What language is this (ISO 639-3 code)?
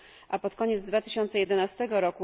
pol